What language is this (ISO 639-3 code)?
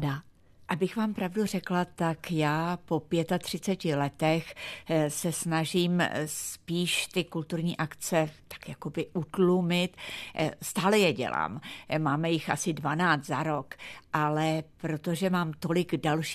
ces